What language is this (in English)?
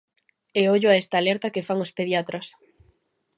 Galician